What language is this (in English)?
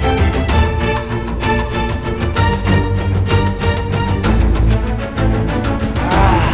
Indonesian